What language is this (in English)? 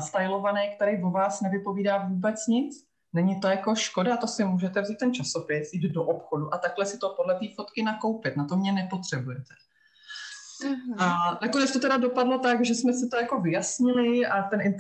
Czech